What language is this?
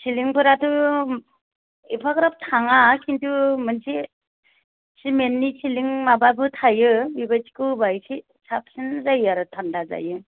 Bodo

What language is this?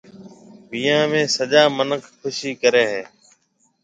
Marwari (Pakistan)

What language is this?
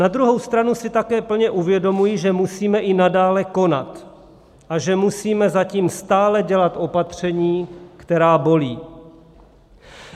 Czech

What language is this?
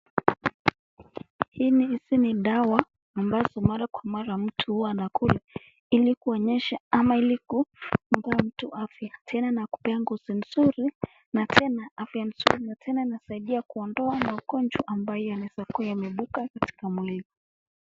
Swahili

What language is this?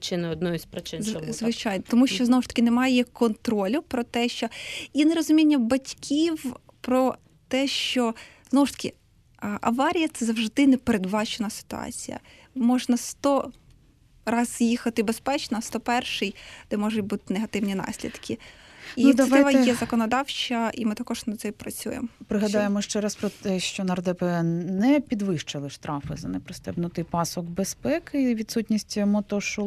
Ukrainian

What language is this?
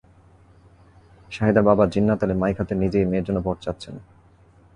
Bangla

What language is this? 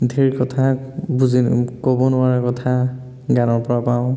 Assamese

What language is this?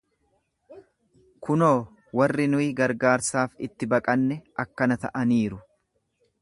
Oromo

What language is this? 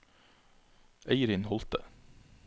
Norwegian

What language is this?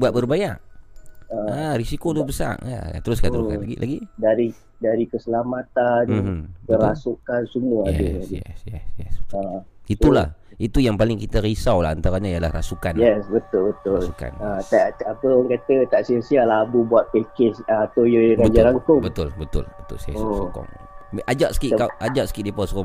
Malay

